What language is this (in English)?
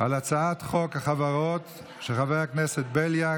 Hebrew